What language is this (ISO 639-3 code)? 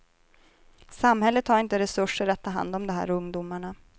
swe